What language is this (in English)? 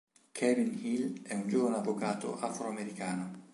Italian